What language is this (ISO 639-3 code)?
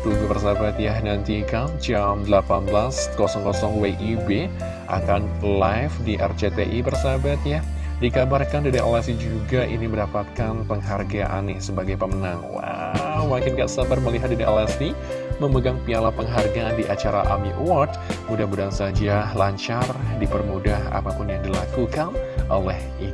ind